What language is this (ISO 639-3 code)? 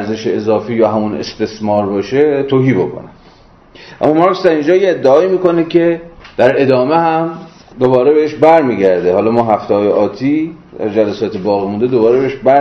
fas